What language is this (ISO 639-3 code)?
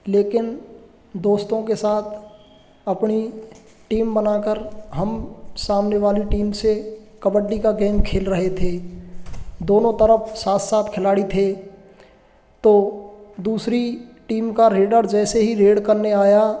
hin